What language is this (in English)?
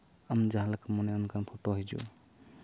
Santali